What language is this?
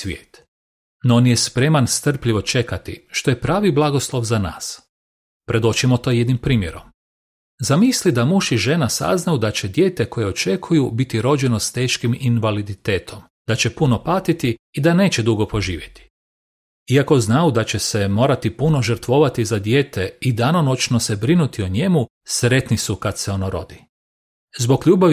Croatian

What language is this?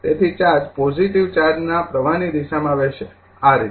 Gujarati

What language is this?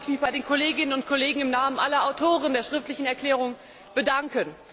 German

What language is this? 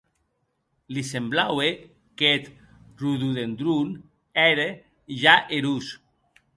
Occitan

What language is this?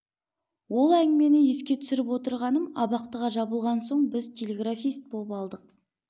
Kazakh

